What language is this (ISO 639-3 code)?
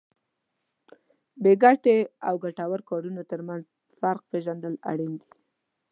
pus